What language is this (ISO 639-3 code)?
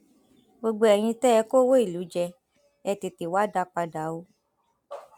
yor